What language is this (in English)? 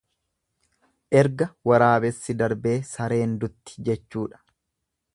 Oromo